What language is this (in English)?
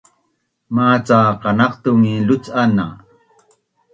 Bunun